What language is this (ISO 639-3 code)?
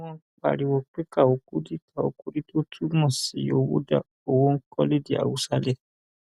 yor